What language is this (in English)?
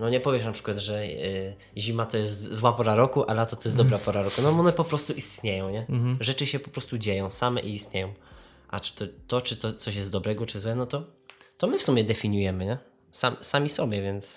Polish